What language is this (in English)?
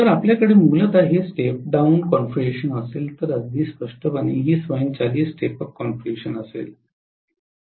Marathi